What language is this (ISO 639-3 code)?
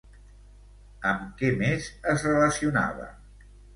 cat